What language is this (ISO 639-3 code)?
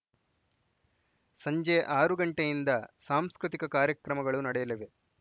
kan